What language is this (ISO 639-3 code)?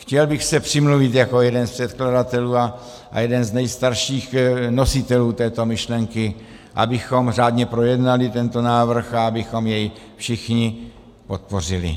ces